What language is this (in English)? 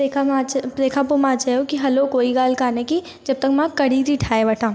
Sindhi